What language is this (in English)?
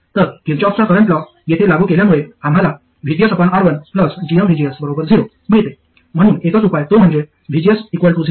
Marathi